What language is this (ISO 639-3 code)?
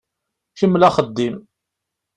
kab